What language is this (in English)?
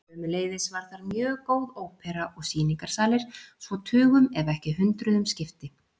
Icelandic